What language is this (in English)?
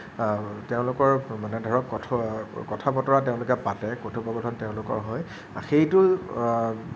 Assamese